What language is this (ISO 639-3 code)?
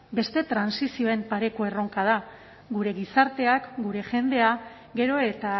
eus